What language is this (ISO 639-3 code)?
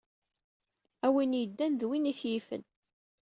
kab